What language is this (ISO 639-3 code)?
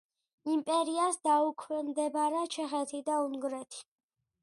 kat